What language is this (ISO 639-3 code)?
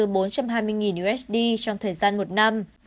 vie